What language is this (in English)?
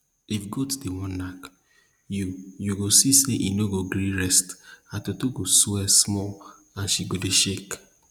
Nigerian Pidgin